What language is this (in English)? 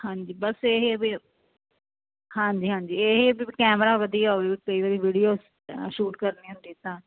Punjabi